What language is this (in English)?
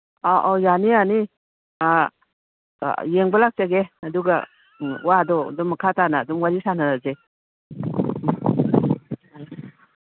Manipuri